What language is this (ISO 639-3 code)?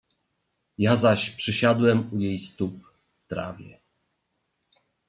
pol